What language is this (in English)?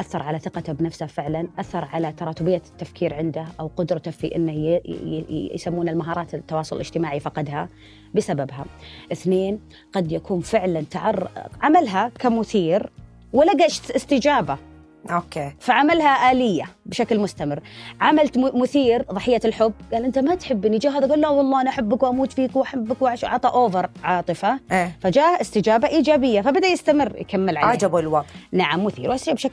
Arabic